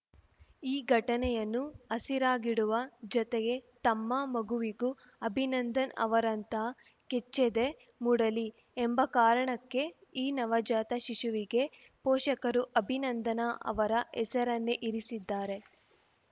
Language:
Kannada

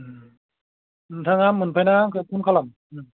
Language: Bodo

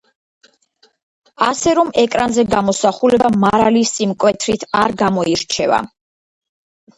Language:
Georgian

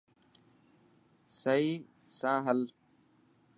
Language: Dhatki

